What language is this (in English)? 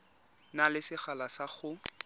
Tswana